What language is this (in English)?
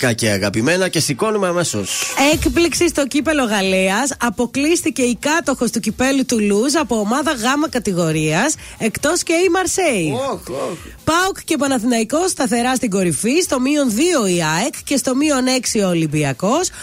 Greek